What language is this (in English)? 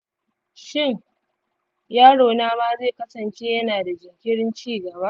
Hausa